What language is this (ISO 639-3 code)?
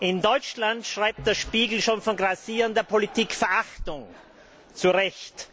deu